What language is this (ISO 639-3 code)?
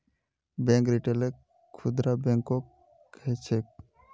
mag